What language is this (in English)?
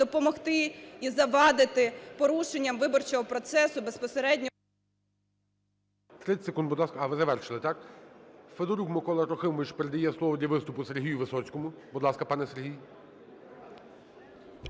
Ukrainian